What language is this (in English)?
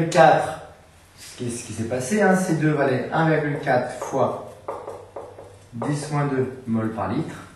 French